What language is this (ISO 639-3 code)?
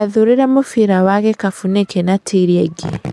kik